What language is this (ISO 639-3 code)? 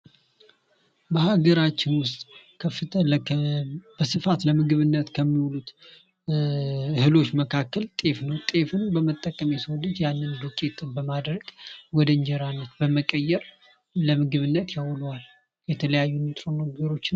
amh